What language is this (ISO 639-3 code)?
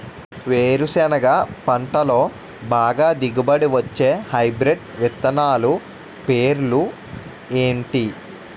tel